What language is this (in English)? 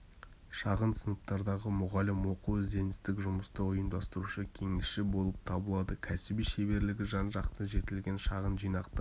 Kazakh